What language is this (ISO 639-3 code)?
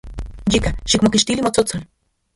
ncx